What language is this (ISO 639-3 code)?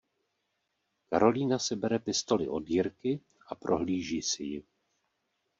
ces